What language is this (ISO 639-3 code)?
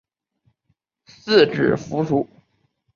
zho